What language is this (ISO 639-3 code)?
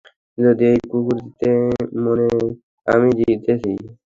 ben